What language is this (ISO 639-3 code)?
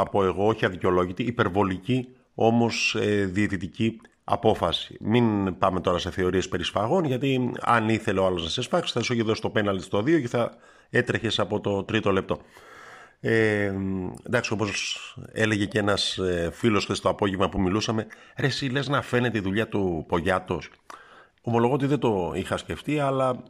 ell